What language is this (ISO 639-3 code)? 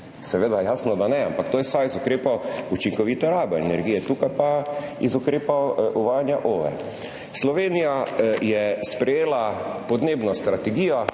slv